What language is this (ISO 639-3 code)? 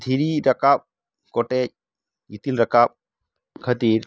sat